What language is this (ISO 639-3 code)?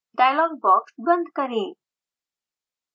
hin